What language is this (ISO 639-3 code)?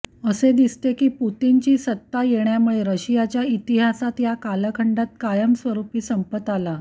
mar